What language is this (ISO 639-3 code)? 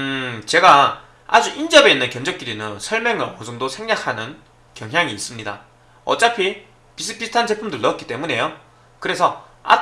kor